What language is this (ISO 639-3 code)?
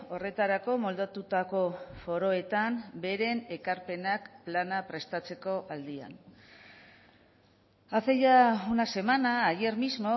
eus